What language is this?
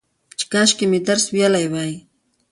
Pashto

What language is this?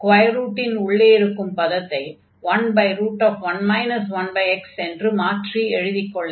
Tamil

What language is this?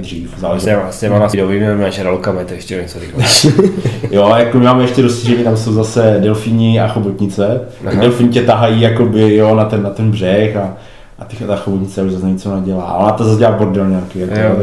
Czech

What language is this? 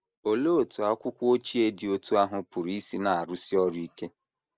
Igbo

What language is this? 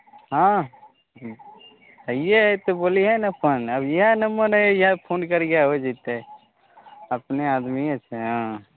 Maithili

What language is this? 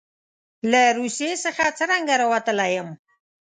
Pashto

